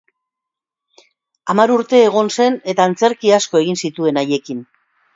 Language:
Basque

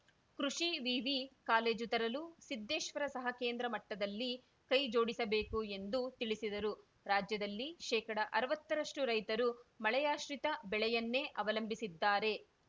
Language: Kannada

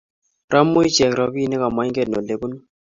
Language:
Kalenjin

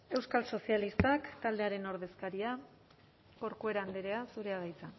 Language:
Basque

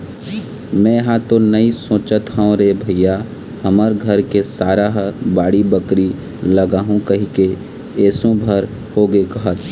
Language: Chhattisgarhi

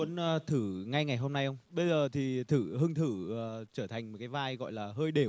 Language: Vietnamese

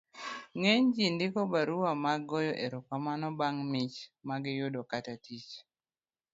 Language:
Luo (Kenya and Tanzania)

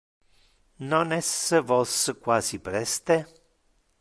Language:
Interlingua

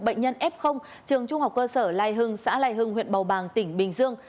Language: Vietnamese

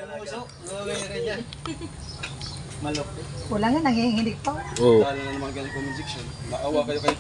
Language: Filipino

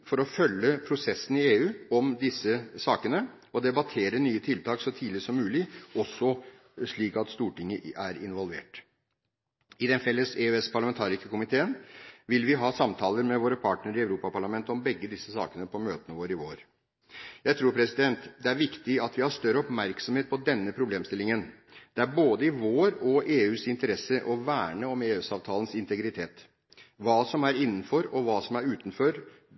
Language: Norwegian Bokmål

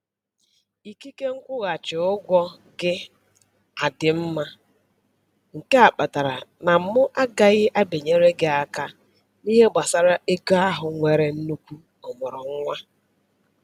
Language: Igbo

